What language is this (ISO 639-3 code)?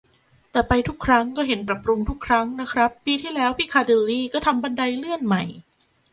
tha